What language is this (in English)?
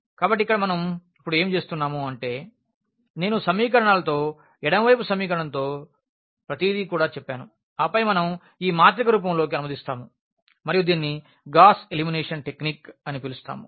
Telugu